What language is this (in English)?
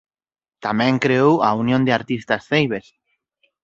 Galician